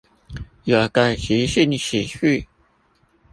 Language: Chinese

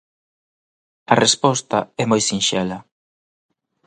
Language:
Galician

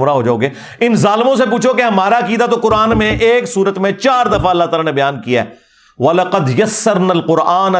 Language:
Urdu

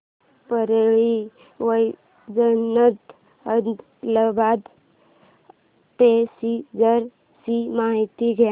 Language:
Marathi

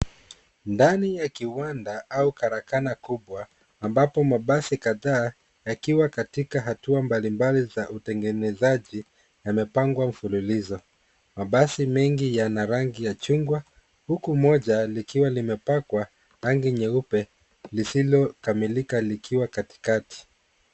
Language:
Swahili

